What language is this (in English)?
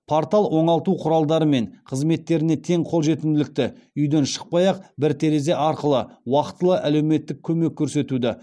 Kazakh